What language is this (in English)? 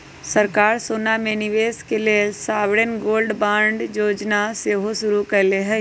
Magahi